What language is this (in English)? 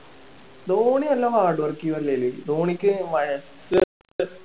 Malayalam